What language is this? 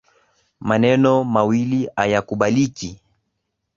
Swahili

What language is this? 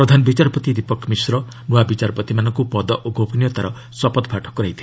Odia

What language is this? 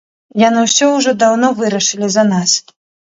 Belarusian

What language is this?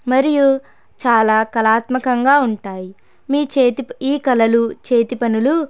Telugu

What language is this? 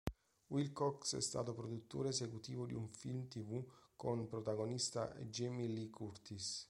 Italian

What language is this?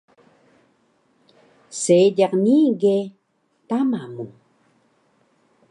Taroko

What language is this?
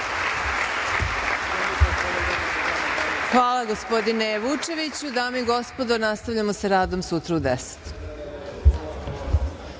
Serbian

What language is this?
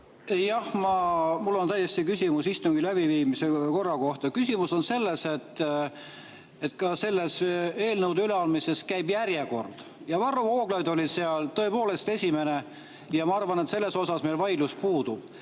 Estonian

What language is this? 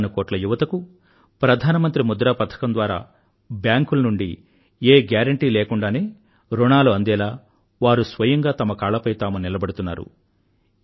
Telugu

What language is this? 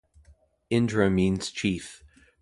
English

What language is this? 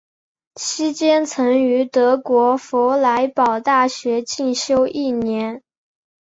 Chinese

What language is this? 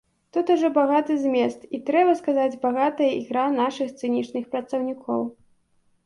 Belarusian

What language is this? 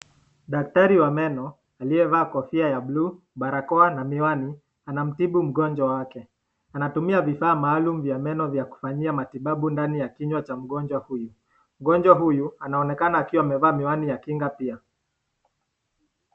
Swahili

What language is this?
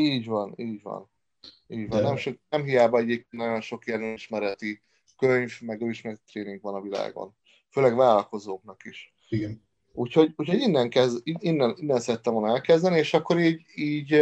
Hungarian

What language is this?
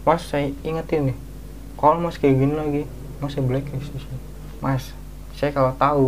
Indonesian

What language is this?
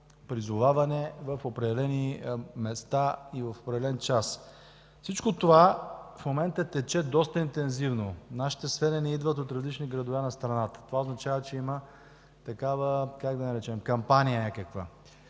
Bulgarian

